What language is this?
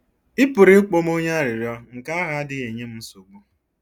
Igbo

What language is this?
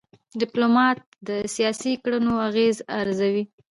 Pashto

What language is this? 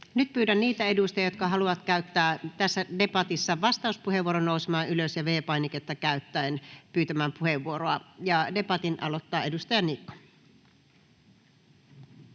Finnish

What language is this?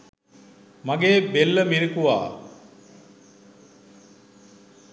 Sinhala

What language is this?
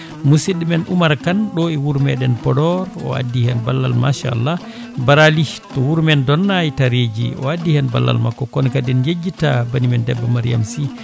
Fula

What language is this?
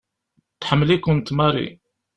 Kabyle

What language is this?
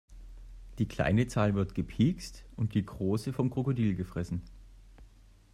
German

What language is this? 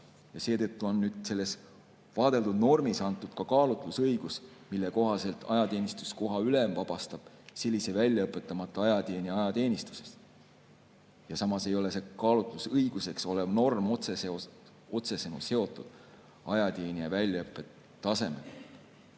Estonian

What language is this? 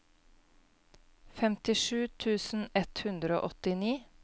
Norwegian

